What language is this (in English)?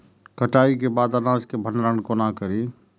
Maithili